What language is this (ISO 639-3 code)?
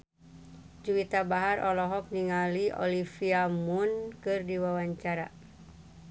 sun